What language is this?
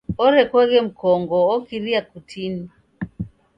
Taita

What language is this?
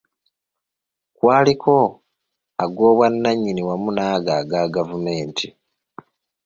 Ganda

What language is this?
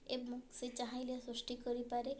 Odia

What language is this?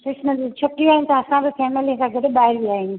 Sindhi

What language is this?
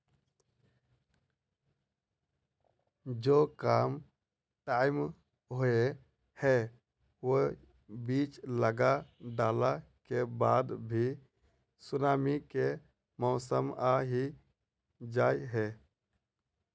Magahi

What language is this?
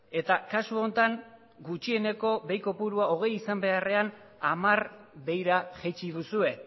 Basque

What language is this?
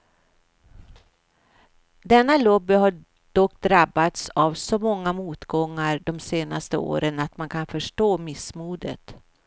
Swedish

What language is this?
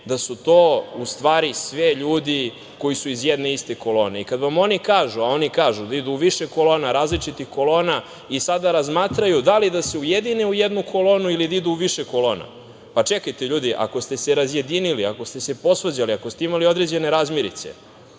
Serbian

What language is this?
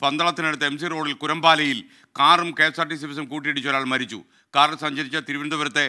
Malayalam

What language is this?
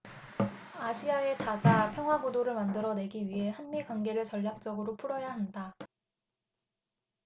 Korean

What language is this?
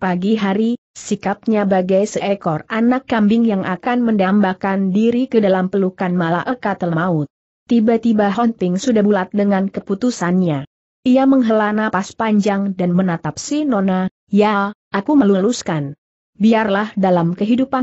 Indonesian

